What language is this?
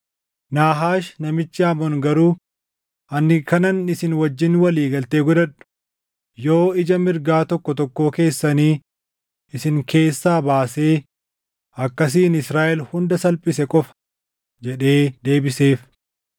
Oromo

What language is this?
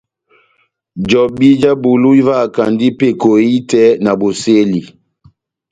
Batanga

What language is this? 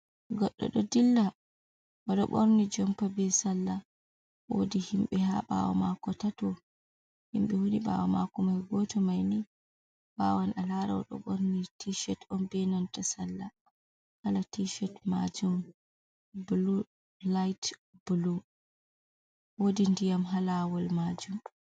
Fula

